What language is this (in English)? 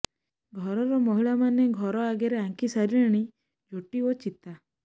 Odia